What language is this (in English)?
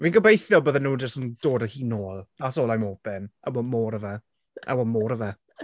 Welsh